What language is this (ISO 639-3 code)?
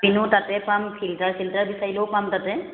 asm